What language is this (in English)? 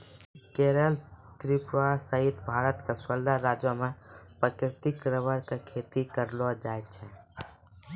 Maithili